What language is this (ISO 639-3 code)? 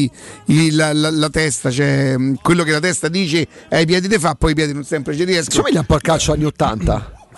ita